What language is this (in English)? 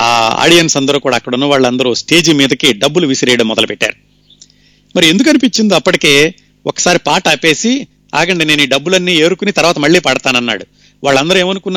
Telugu